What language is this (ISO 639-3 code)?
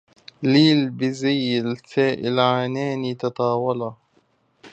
ara